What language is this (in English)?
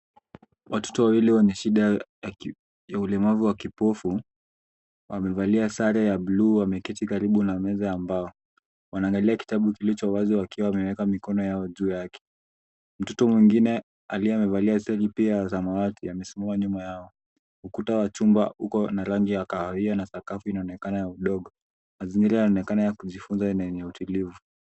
Swahili